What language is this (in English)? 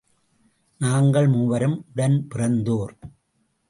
Tamil